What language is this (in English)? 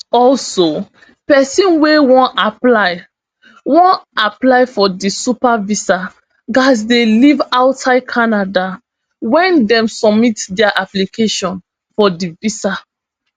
Nigerian Pidgin